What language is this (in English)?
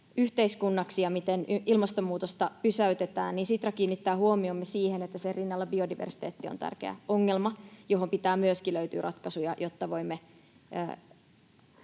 Finnish